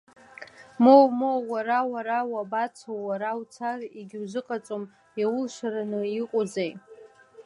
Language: Abkhazian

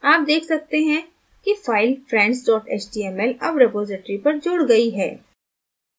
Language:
Hindi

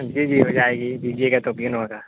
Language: Urdu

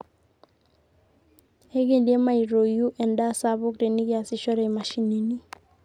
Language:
Masai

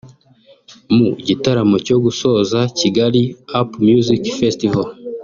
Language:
Kinyarwanda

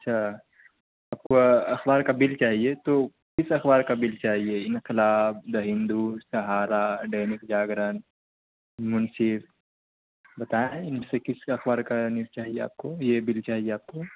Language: Urdu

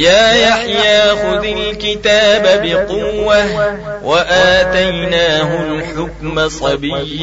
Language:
Arabic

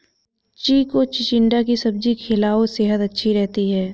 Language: Hindi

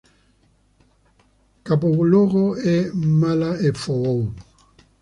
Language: Italian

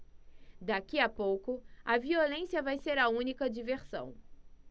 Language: Portuguese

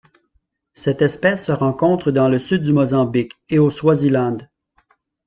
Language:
French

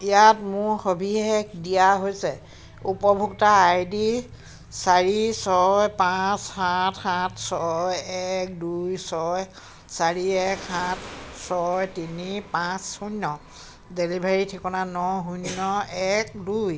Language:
Assamese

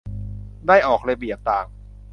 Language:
Thai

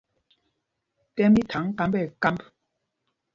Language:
Mpumpong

